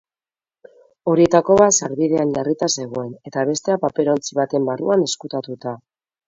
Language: Basque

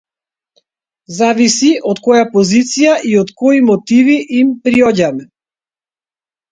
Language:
Macedonian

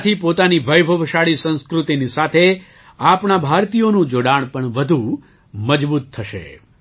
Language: Gujarati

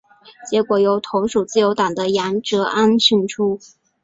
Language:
Chinese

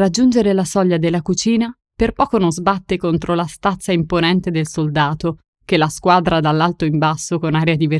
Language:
Italian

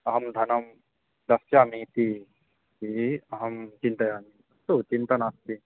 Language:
Sanskrit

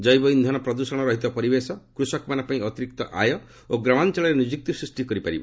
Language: Odia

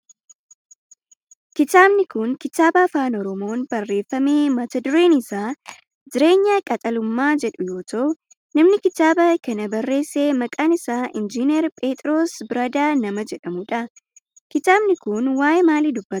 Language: Oromo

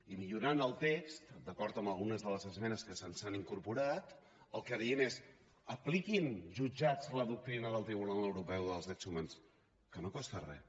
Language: Catalan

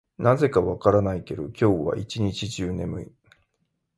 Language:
Japanese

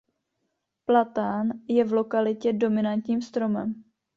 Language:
Czech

